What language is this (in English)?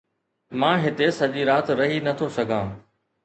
Sindhi